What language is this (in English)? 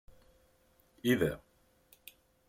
Kabyle